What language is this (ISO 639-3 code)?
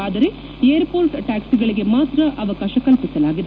kan